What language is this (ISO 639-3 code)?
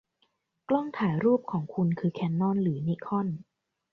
tha